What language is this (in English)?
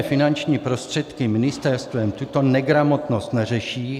Czech